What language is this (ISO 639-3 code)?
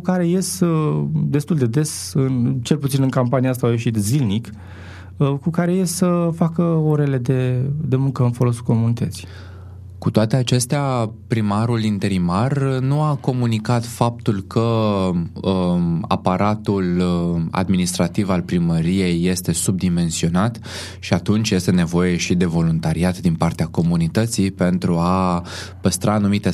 ron